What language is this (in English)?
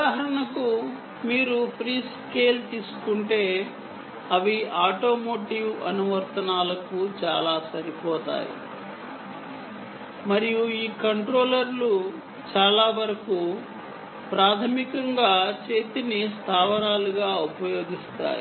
Telugu